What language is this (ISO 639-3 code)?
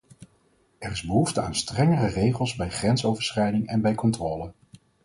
nld